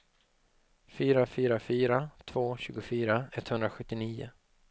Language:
Swedish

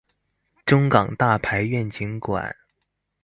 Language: Chinese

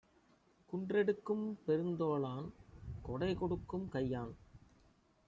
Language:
Tamil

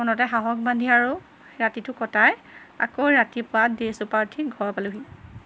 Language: Assamese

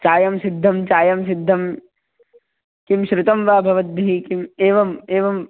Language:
Sanskrit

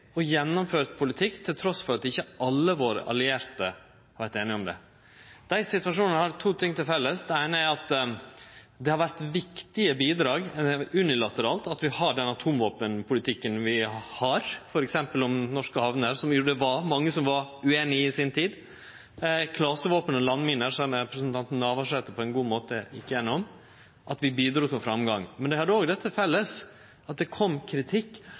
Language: Norwegian Nynorsk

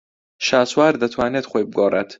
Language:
Central Kurdish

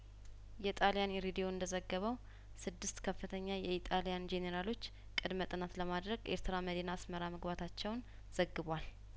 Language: Amharic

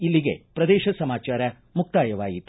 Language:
Kannada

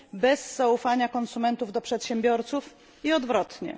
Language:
Polish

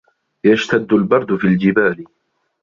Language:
Arabic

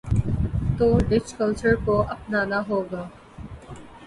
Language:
Urdu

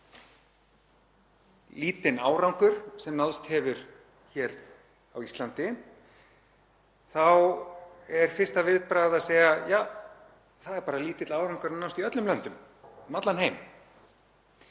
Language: Icelandic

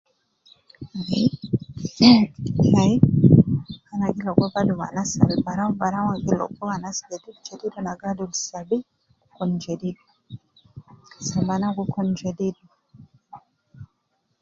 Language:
Nubi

